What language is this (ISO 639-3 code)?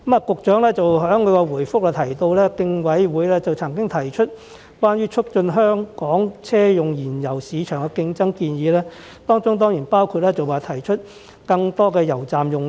yue